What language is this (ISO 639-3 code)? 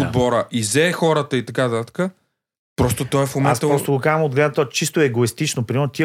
bul